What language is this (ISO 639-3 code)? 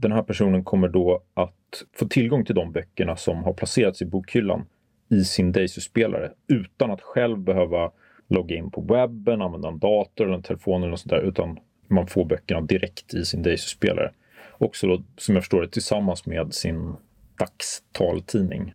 swe